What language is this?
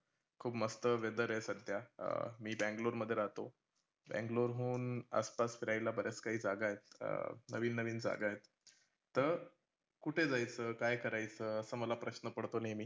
Marathi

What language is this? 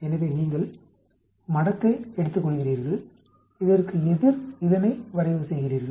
Tamil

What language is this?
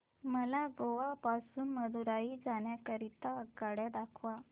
Marathi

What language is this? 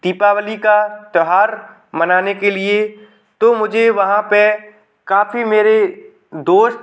Hindi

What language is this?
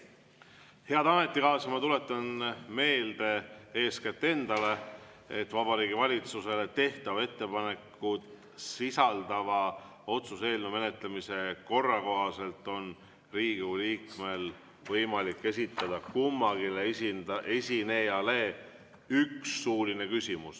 Estonian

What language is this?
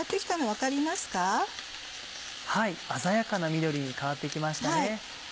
Japanese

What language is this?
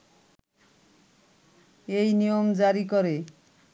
Bangla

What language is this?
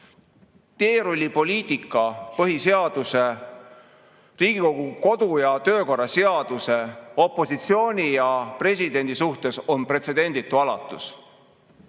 Estonian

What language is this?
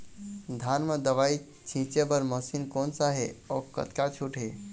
Chhattisgarhi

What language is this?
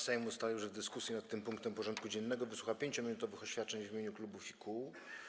Polish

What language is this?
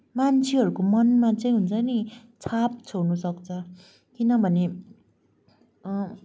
Nepali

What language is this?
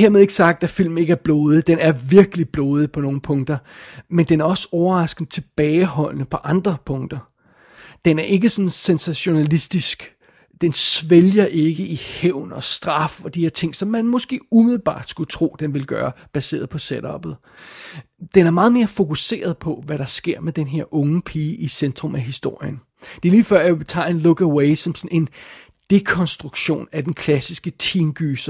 Danish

